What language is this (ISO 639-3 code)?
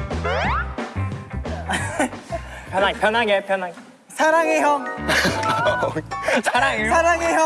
kor